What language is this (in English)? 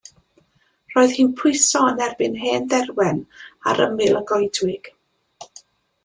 Welsh